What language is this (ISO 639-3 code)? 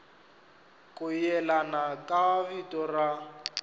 tso